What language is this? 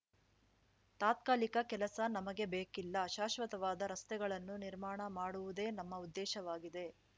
Kannada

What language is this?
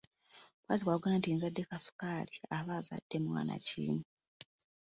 Ganda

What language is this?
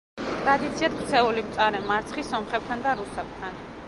Georgian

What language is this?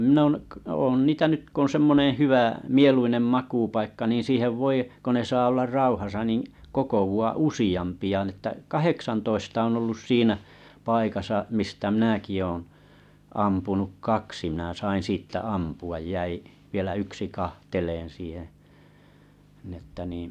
Finnish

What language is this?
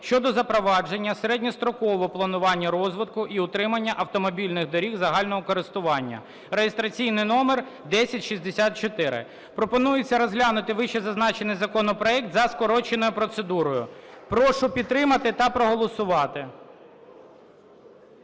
Ukrainian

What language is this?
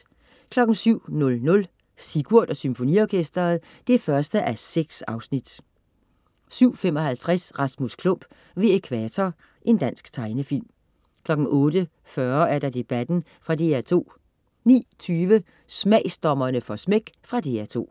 Danish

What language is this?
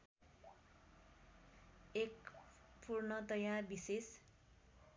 Nepali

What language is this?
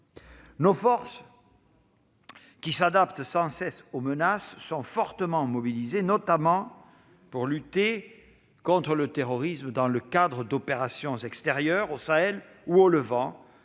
French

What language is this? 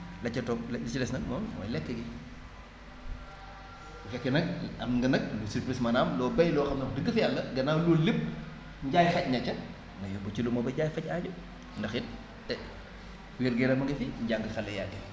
Wolof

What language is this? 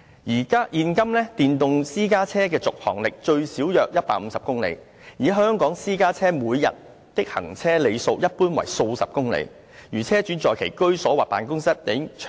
Cantonese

